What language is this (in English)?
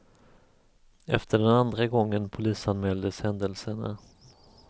Swedish